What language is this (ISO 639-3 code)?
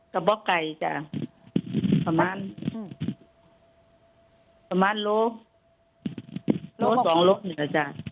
tha